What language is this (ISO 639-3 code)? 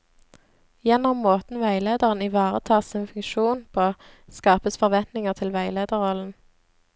nor